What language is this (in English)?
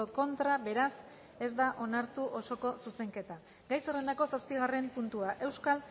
Basque